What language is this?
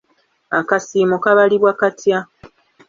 Ganda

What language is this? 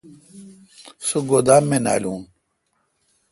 Kalkoti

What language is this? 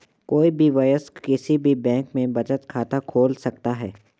Hindi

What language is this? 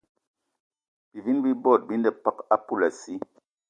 Eton (Cameroon)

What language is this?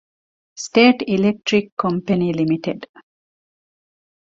Divehi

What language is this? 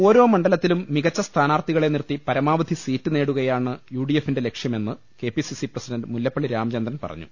Malayalam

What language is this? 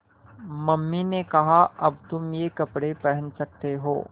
Hindi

